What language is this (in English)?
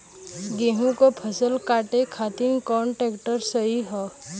Bhojpuri